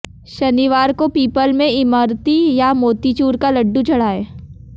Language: Hindi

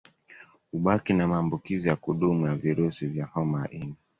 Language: Swahili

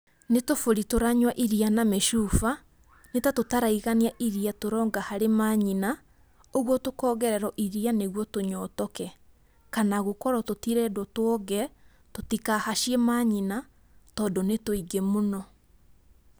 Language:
Kikuyu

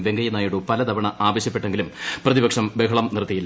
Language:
Malayalam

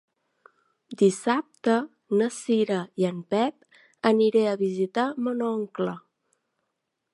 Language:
Catalan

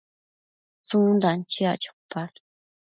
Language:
Matsés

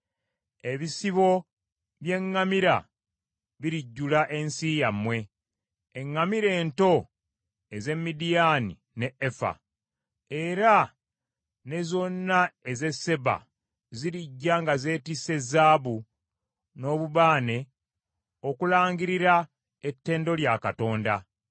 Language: Ganda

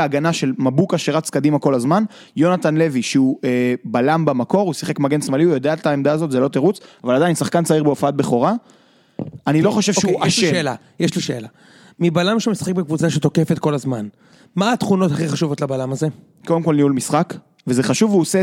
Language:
Hebrew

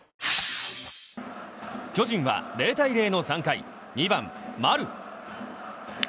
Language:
Japanese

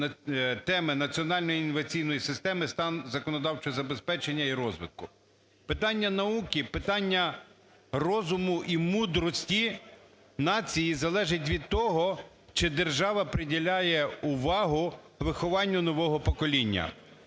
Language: Ukrainian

